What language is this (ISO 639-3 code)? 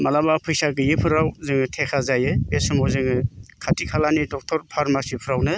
brx